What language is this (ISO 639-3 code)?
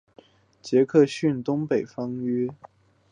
zho